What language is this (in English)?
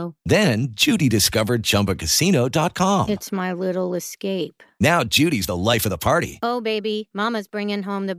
Italian